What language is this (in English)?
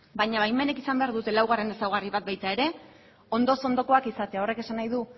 Basque